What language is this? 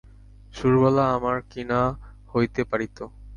Bangla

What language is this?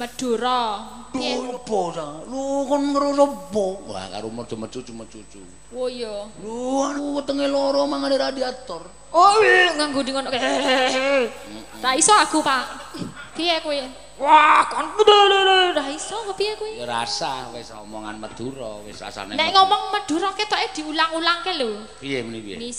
Indonesian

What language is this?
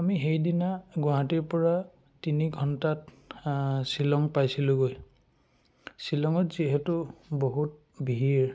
Assamese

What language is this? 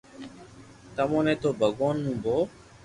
Loarki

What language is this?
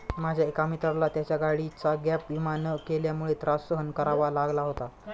Marathi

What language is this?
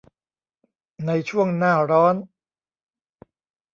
Thai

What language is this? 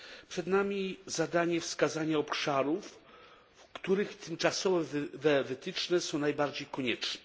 Polish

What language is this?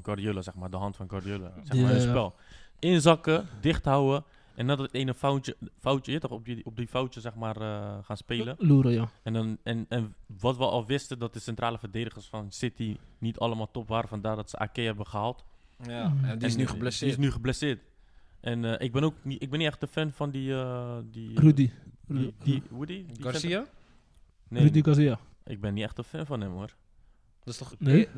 Dutch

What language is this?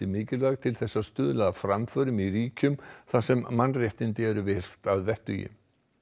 Icelandic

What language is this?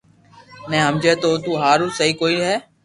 Loarki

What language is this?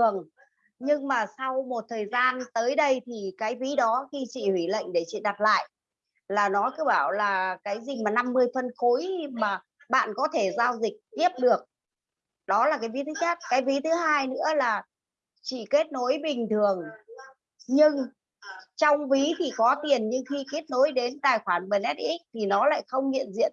Vietnamese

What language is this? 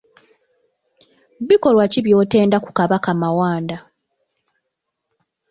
Ganda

